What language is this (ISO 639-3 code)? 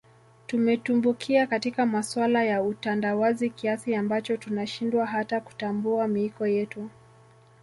swa